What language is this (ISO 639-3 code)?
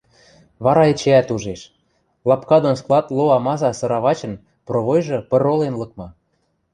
mrj